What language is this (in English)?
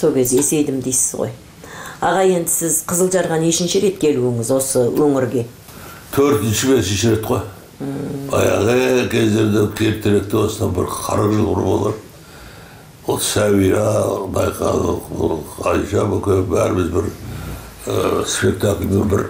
Turkish